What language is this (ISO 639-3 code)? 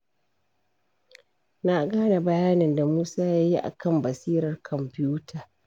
hau